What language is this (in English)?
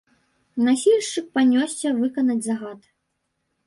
Belarusian